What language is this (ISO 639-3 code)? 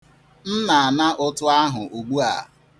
ibo